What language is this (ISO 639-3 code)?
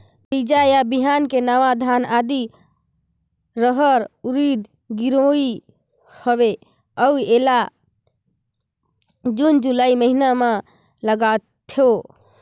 hne